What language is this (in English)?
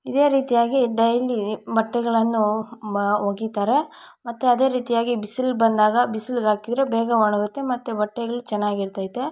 Kannada